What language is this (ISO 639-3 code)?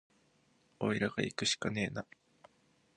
jpn